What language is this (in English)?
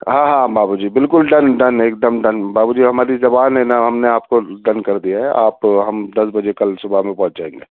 Urdu